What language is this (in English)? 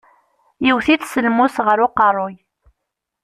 Kabyle